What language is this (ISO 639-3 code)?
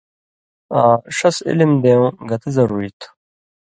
mvy